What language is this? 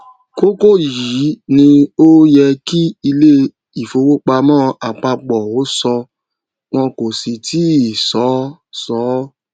Yoruba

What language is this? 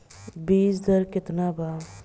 Bhojpuri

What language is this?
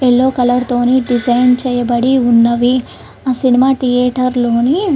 Telugu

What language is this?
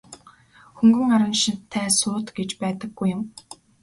Mongolian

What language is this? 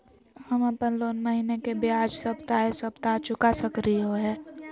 Magahi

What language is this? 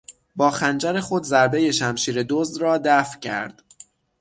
Persian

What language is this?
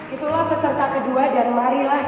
Indonesian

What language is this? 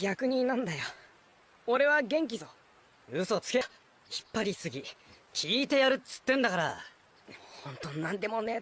Japanese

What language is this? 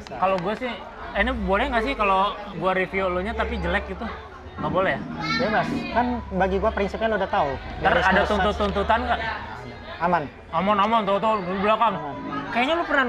Indonesian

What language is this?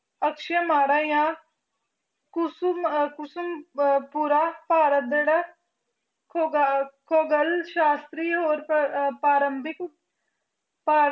Punjabi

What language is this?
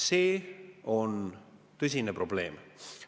Estonian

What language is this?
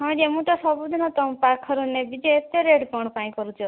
Odia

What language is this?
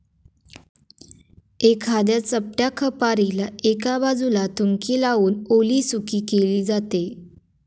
Marathi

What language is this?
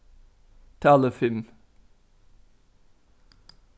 Faroese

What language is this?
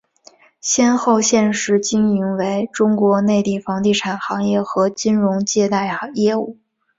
Chinese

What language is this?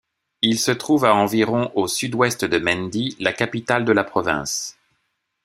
French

